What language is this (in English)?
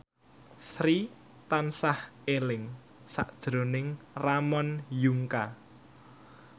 Javanese